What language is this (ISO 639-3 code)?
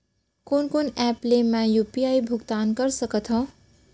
hne